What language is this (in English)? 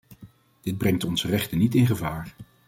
Dutch